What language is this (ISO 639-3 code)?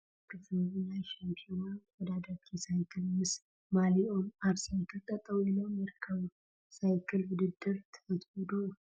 tir